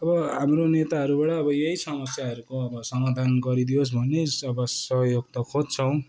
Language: Nepali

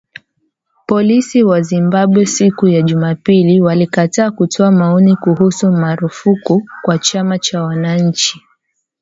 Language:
Swahili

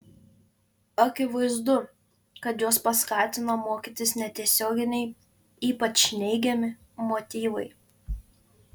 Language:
Lithuanian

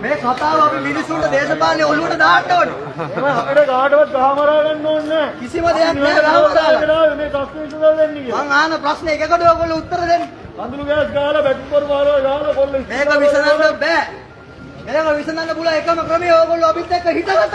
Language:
Indonesian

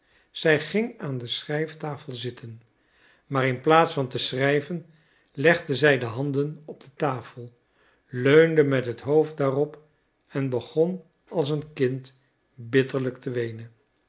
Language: Dutch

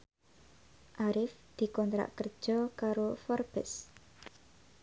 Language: Javanese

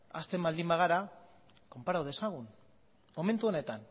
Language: Basque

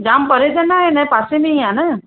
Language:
Sindhi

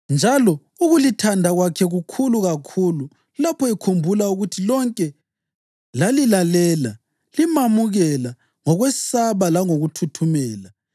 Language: North Ndebele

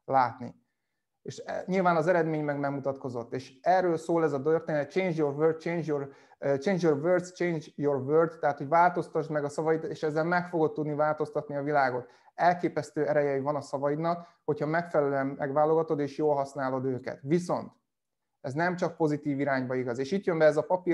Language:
Hungarian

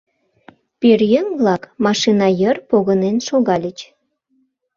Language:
Mari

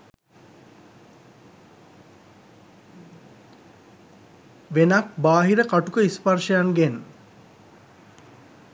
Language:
Sinhala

